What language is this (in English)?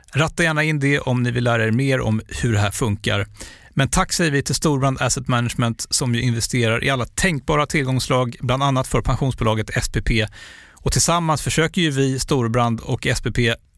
Swedish